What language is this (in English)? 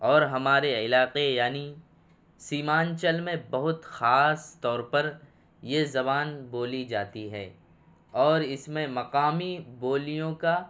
Urdu